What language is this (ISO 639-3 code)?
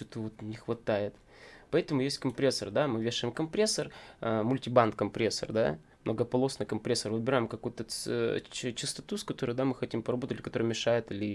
rus